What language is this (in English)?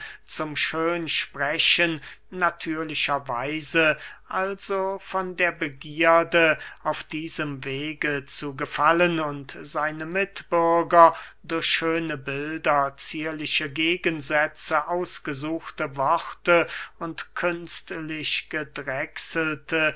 German